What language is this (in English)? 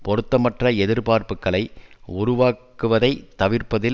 Tamil